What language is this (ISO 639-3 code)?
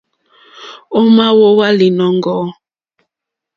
bri